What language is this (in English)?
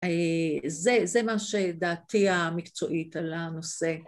Hebrew